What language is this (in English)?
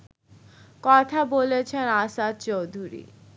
Bangla